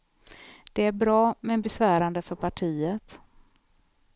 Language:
Swedish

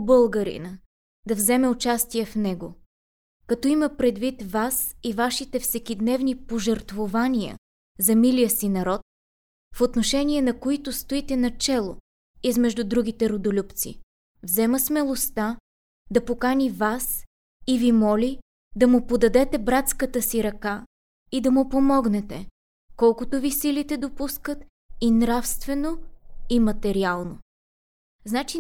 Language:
Bulgarian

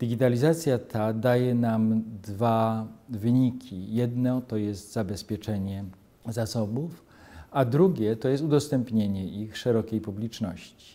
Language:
Polish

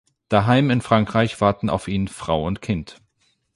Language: German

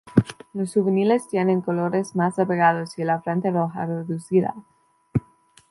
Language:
Spanish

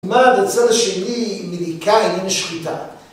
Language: Hebrew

